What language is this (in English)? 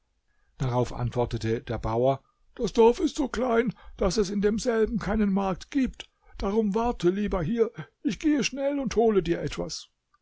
German